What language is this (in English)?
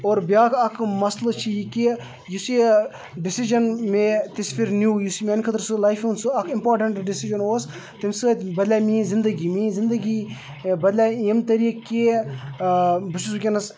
Kashmiri